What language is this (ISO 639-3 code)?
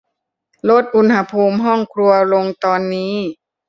tha